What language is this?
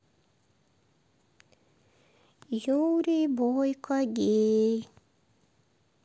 Russian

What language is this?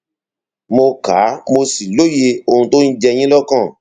Yoruba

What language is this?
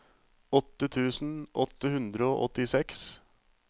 Norwegian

